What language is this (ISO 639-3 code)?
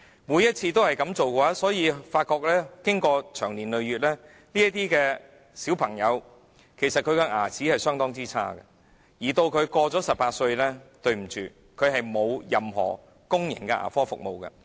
yue